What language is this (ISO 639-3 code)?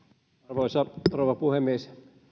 fin